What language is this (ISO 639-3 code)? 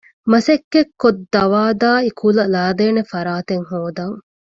div